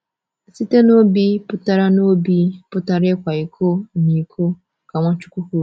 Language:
Igbo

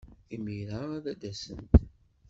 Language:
Kabyle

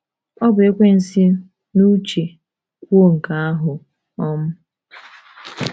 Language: Igbo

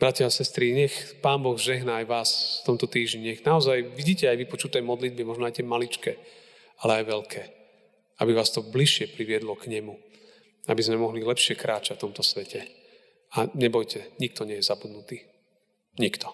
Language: Slovak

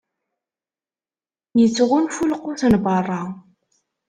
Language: Kabyle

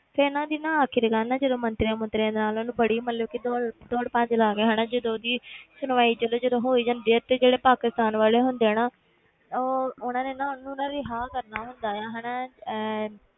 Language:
Punjabi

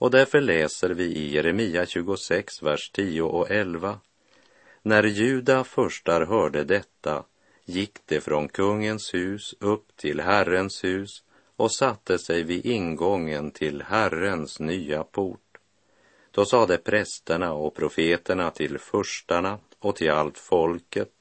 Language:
Swedish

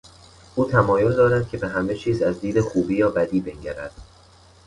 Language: Persian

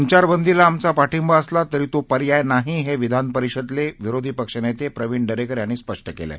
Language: Marathi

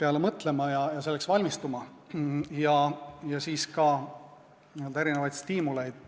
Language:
Estonian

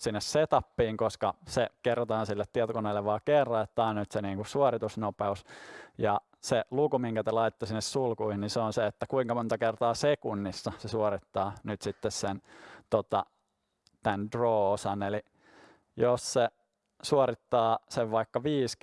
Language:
Finnish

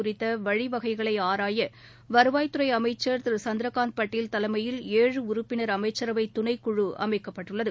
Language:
Tamil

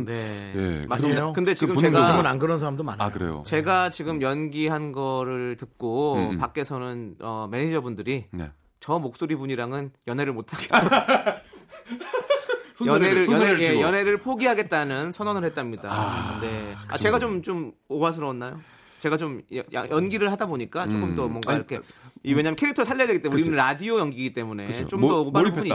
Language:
Korean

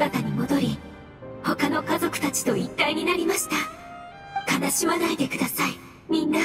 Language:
Japanese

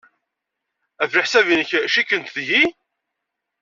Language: Kabyle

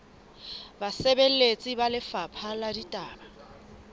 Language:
Southern Sotho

